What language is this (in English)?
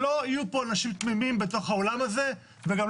Hebrew